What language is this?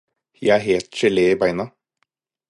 Norwegian Bokmål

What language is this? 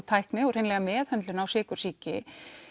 Icelandic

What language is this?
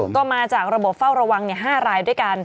Thai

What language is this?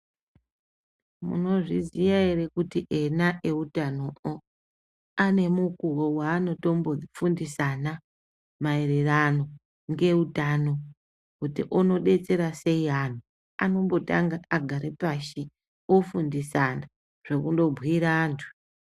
Ndau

